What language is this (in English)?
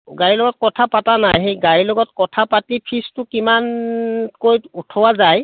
Assamese